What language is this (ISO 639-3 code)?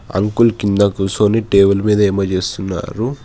tel